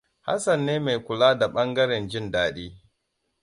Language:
Hausa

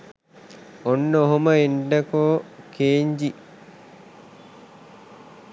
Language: Sinhala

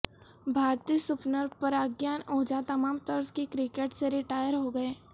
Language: Urdu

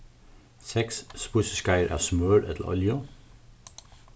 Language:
Faroese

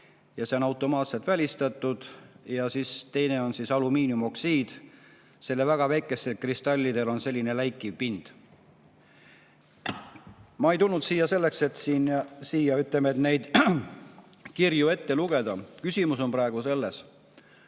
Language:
Estonian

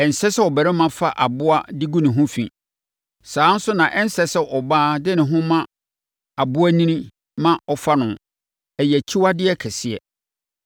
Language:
Akan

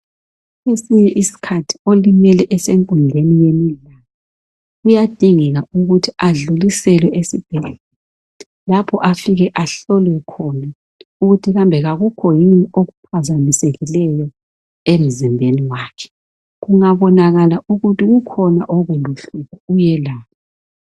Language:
North Ndebele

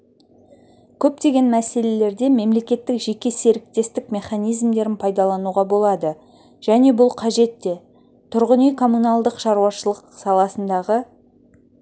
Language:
Kazakh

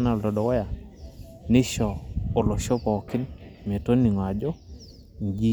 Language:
Masai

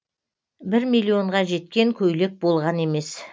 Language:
Kazakh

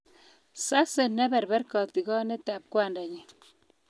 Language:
Kalenjin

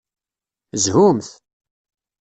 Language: Kabyle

